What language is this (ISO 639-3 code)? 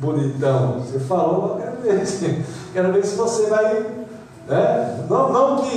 por